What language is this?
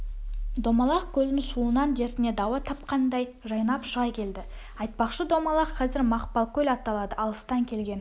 Kazakh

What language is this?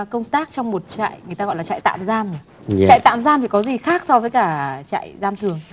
Vietnamese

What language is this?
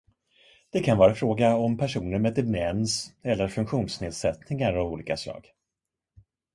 Swedish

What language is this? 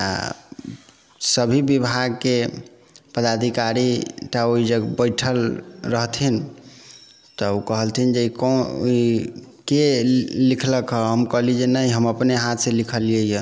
Maithili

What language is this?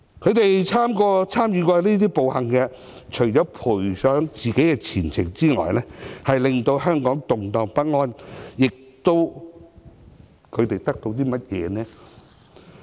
Cantonese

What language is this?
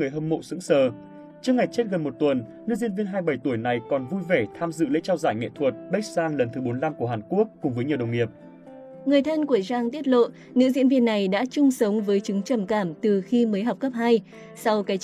Vietnamese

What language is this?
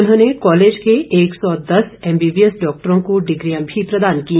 Hindi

